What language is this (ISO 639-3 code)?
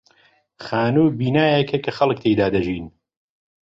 ckb